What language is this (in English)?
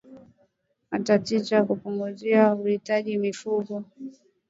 Swahili